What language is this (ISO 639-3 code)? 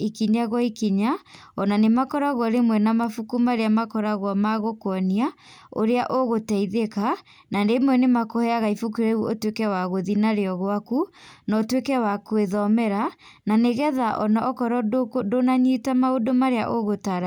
kik